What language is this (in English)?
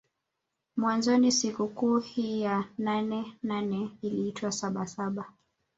Swahili